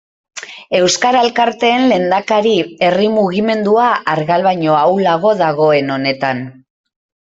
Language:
Basque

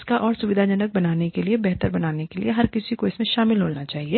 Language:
Hindi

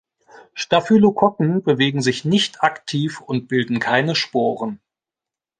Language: German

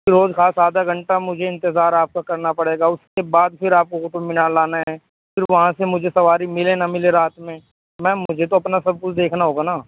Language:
Urdu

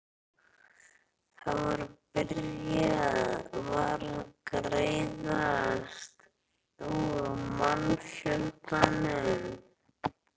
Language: Icelandic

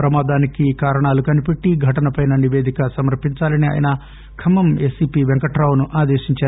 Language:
Telugu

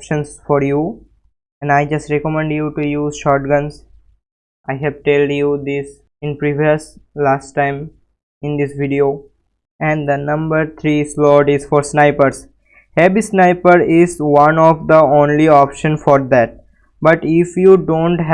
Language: English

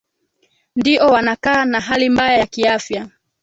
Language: Swahili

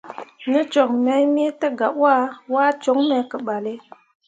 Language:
Mundang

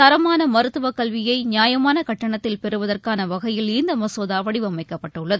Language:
Tamil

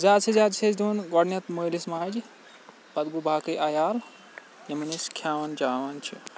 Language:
Kashmiri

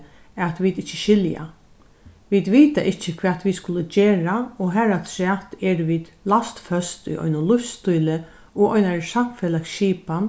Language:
Faroese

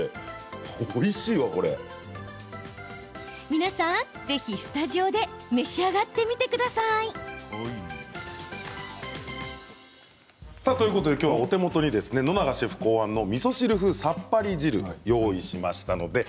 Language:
Japanese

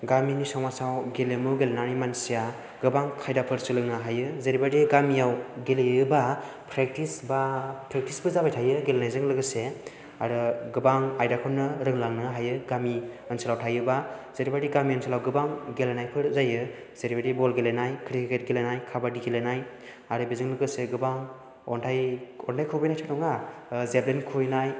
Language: Bodo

